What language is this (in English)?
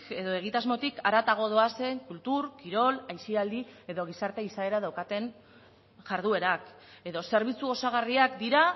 Basque